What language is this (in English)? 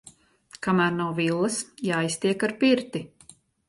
Latvian